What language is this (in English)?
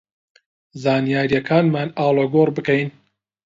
Central Kurdish